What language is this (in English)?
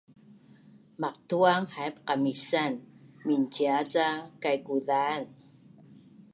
Bunun